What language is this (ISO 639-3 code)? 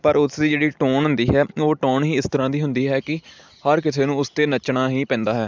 pan